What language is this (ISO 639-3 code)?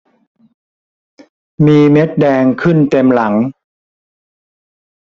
tha